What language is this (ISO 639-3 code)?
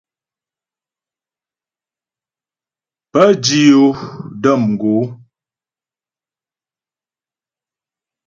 bbj